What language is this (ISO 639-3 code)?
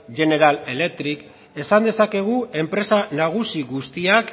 eus